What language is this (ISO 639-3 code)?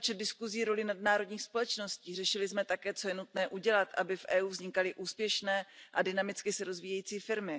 ces